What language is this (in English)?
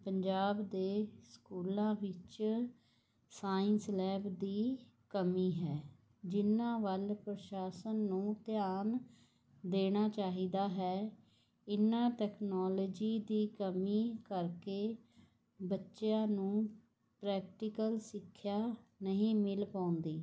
Punjabi